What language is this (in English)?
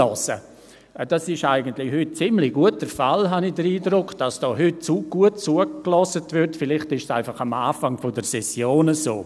Swiss German